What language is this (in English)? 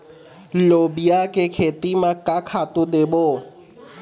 Chhattisgarhi